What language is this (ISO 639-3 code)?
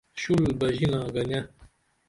dml